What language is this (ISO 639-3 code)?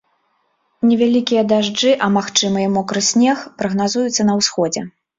bel